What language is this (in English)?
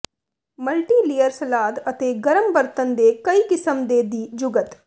Punjabi